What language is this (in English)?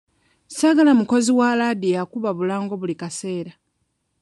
Ganda